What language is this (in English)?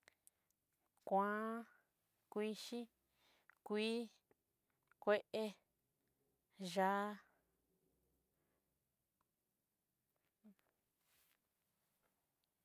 Southeastern Nochixtlán Mixtec